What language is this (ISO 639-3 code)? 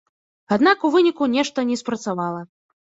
bel